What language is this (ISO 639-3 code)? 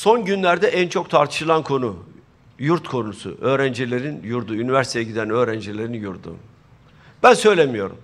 tur